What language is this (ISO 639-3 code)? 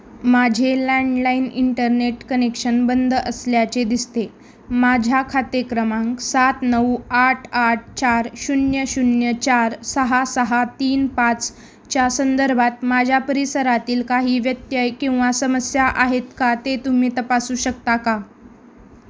mar